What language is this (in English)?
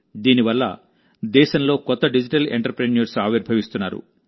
Telugu